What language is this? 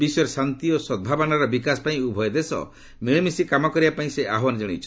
Odia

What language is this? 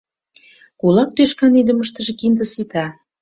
Mari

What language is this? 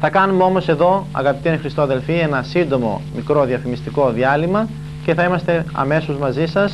Greek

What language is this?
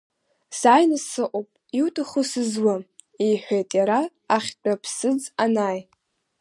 Abkhazian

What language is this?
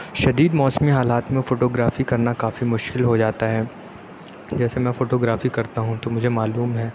Urdu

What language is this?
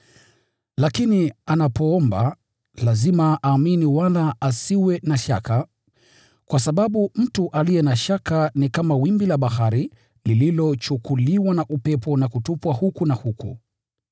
Swahili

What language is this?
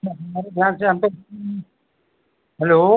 Hindi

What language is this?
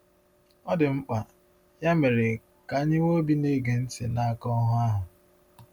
Igbo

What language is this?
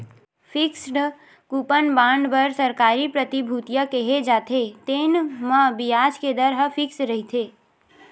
Chhattisgarhi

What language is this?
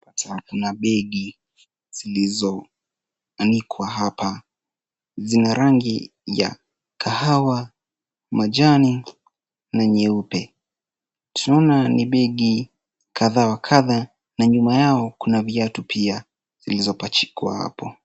Swahili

